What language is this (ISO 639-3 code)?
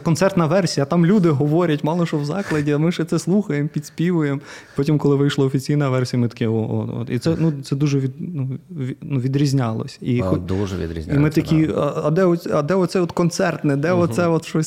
ukr